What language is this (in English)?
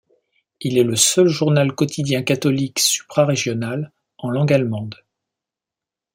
French